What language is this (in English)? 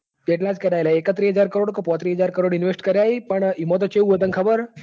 Gujarati